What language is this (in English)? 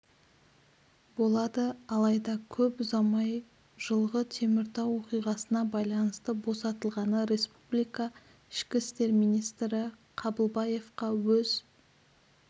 Kazakh